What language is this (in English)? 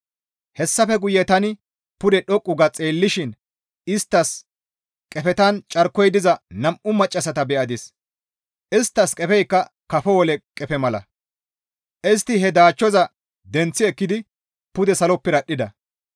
Gamo